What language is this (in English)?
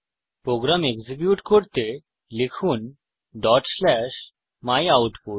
Bangla